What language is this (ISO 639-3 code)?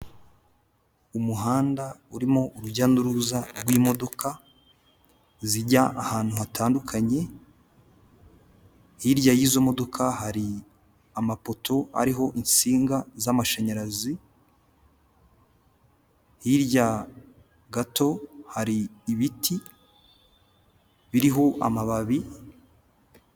kin